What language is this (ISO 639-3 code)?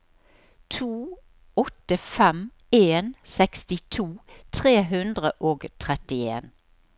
nor